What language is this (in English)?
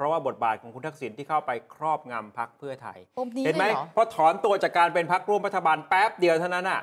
Thai